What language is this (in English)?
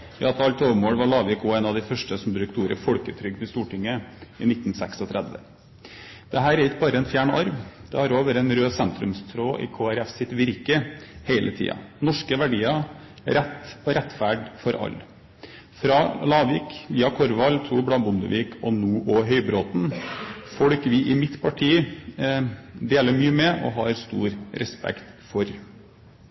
Norwegian Nynorsk